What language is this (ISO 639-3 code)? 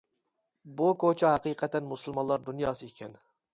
uig